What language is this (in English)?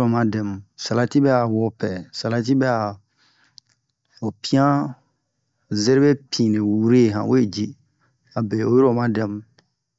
Bomu